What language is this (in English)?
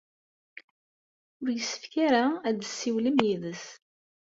Kabyle